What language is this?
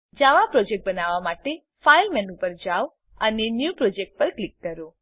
Gujarati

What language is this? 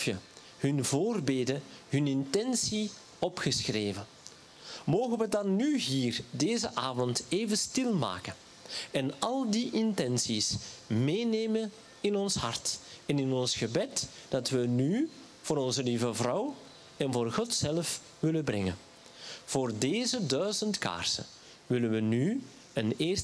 Dutch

